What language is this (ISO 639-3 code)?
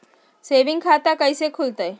mag